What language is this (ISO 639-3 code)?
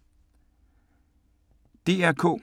dan